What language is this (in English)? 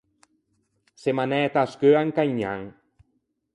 Ligurian